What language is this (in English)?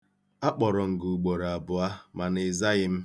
Igbo